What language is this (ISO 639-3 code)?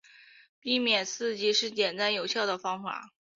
zho